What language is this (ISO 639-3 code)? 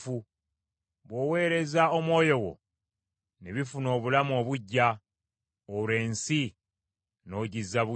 lug